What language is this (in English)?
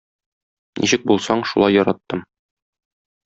Tatar